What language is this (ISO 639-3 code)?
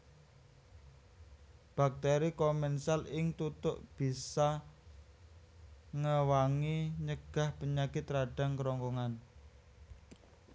jav